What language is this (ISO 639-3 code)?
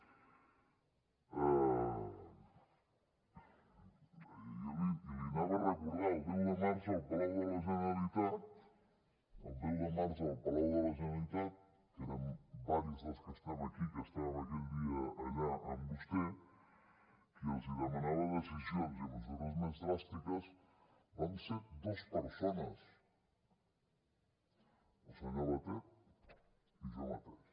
cat